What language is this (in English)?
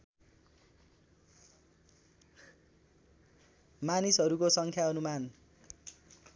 Nepali